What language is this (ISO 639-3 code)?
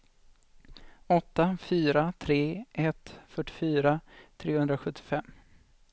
swe